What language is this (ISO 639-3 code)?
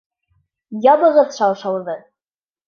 bak